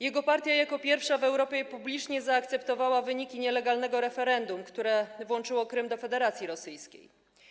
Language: Polish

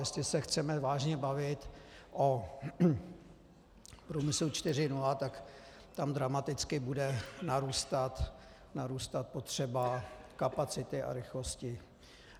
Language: Czech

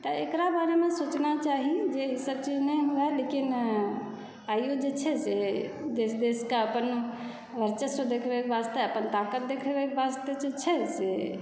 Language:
Maithili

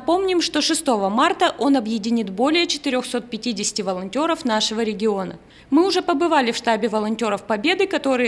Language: Russian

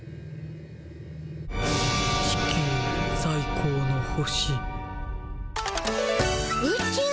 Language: Japanese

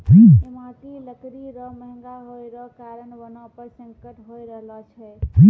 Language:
Maithili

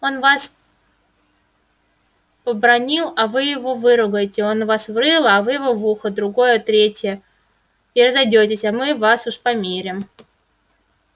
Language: Russian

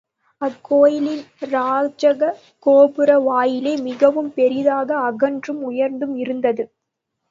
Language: Tamil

